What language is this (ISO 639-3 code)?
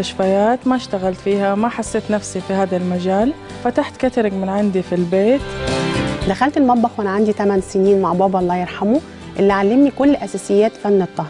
ara